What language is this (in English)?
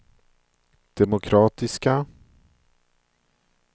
Swedish